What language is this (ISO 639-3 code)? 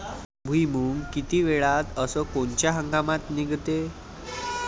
mar